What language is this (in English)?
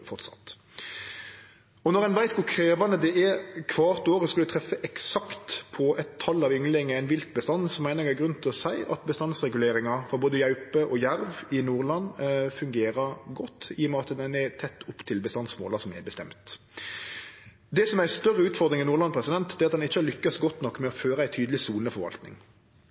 Norwegian Nynorsk